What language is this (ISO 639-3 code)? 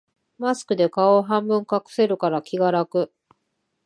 jpn